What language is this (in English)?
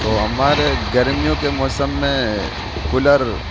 Urdu